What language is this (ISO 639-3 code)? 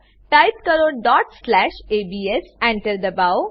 guj